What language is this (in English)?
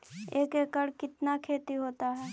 Magahi